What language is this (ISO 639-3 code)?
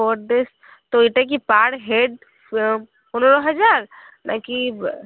ben